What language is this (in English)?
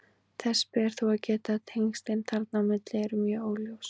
Icelandic